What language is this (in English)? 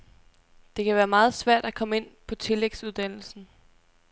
Danish